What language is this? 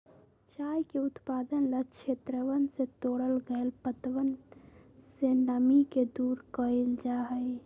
Magahi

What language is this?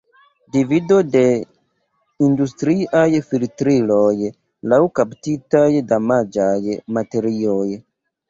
Esperanto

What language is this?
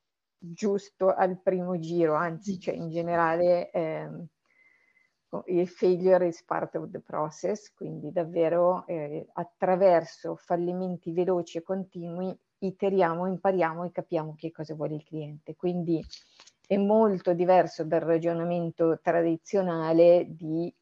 Italian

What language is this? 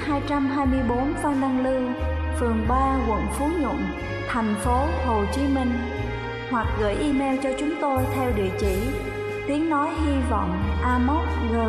Vietnamese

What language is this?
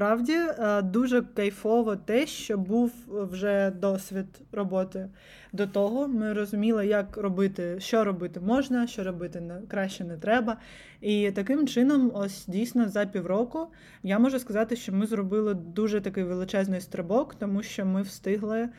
Ukrainian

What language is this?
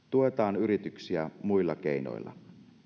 Finnish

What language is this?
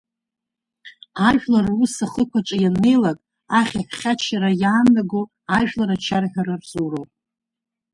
Abkhazian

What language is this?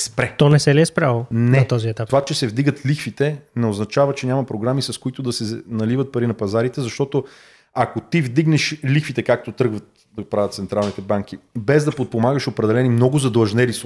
Bulgarian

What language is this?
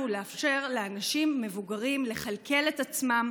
Hebrew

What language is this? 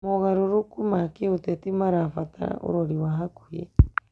Kikuyu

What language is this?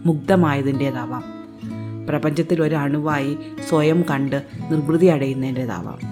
Malayalam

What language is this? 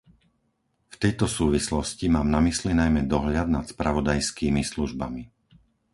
Slovak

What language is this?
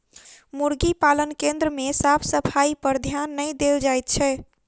Maithili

